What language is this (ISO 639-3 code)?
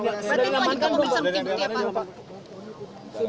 ind